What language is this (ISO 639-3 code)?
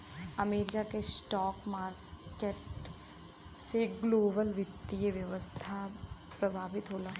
bho